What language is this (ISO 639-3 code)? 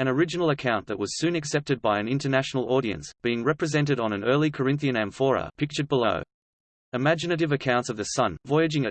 eng